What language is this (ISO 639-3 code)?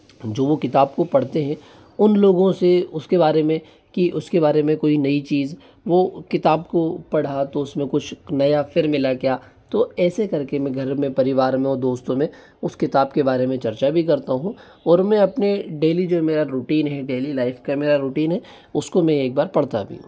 hin